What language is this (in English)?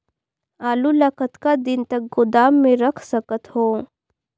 Chhattisgarhi